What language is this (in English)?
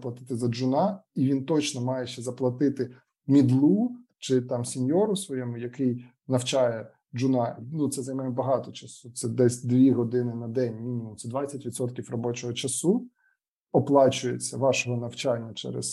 Ukrainian